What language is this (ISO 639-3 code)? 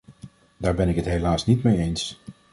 nld